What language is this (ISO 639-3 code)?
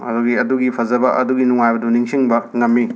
mni